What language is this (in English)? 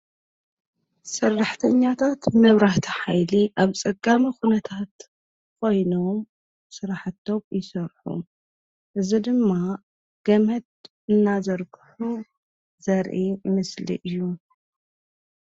Tigrinya